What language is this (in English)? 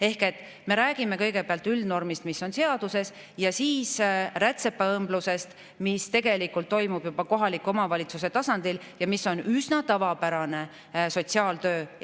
Estonian